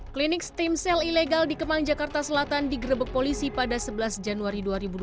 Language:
Indonesian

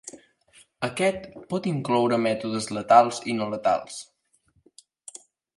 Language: Catalan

